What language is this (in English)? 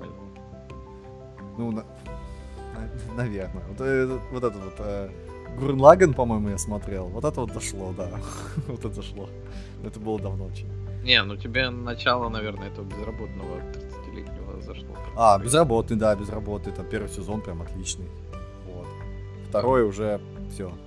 Russian